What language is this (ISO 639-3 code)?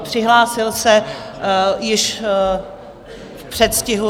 ces